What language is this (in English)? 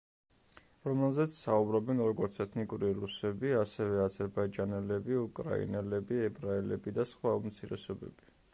Georgian